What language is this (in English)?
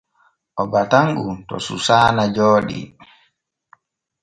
Borgu Fulfulde